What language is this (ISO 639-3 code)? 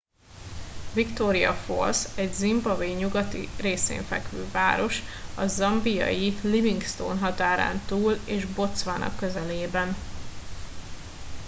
hun